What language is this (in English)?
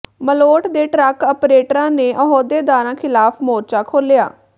Punjabi